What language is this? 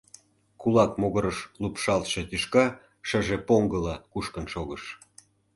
Mari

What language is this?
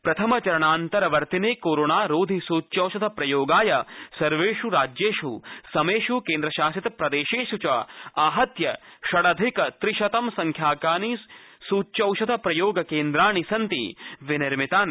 Sanskrit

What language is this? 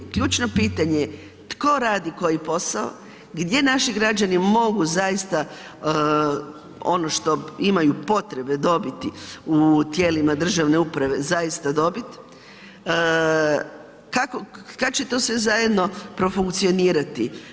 Croatian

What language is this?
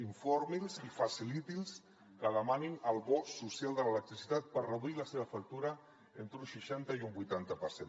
Catalan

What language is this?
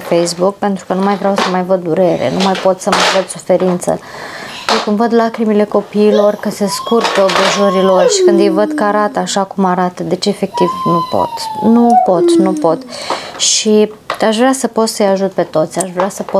Romanian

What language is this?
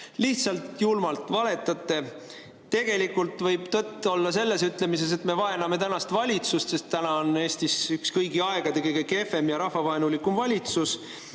Estonian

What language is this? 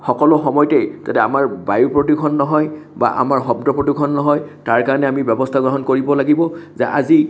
Assamese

